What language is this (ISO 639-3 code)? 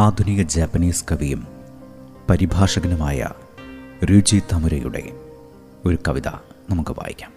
mal